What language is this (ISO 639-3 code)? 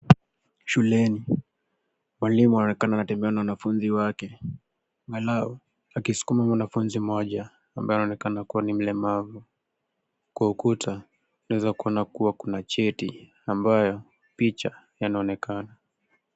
swa